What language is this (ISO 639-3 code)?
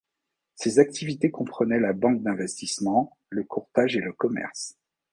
fra